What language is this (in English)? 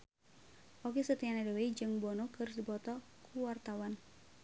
Sundanese